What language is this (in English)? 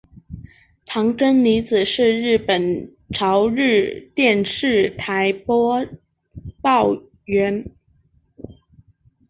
Chinese